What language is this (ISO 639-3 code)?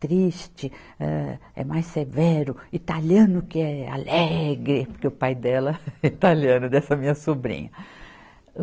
por